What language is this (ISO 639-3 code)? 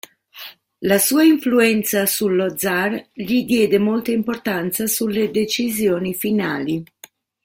ita